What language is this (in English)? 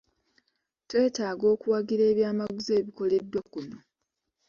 Ganda